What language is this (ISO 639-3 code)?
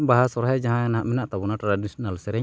sat